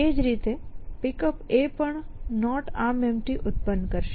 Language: Gujarati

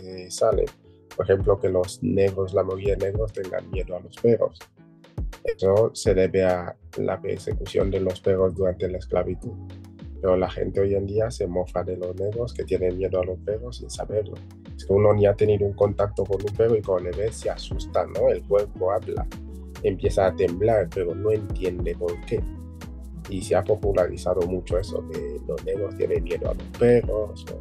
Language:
Spanish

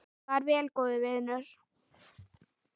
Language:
Icelandic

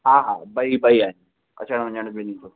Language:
Sindhi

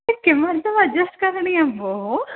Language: Sanskrit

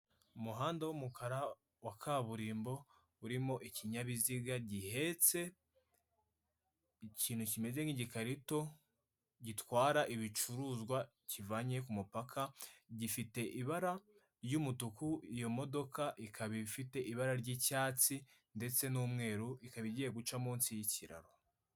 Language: Kinyarwanda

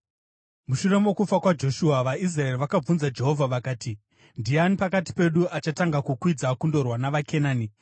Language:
Shona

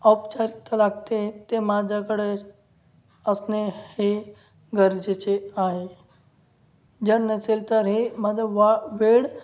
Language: Marathi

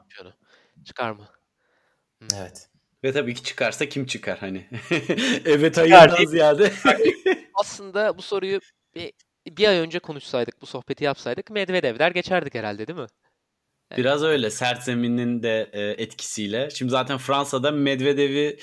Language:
Turkish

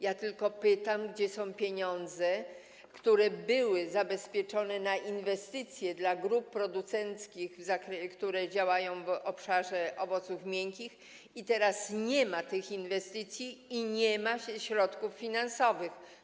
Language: Polish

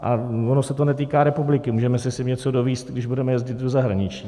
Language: Czech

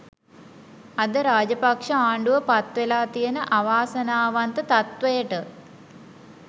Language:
Sinhala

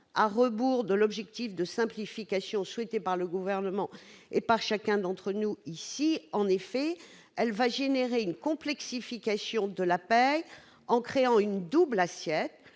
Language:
French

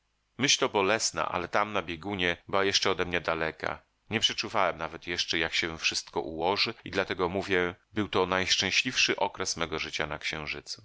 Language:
Polish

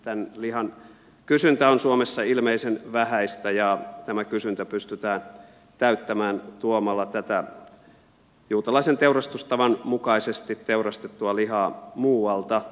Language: Finnish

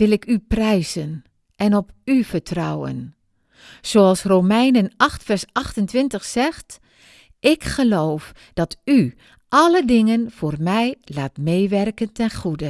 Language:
Dutch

